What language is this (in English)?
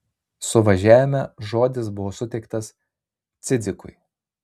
Lithuanian